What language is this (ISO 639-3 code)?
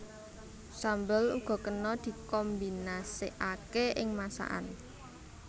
jav